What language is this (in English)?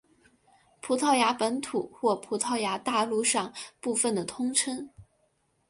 Chinese